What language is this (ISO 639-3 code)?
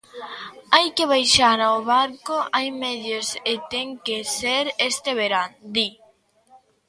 glg